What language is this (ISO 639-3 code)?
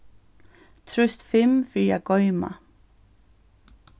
fao